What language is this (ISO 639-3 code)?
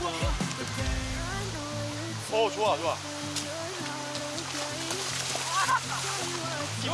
kor